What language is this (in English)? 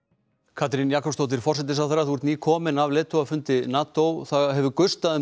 Icelandic